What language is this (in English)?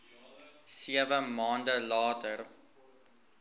Afrikaans